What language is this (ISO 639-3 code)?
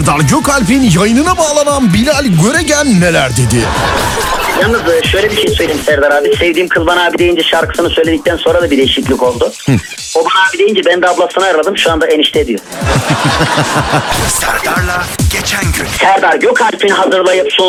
tur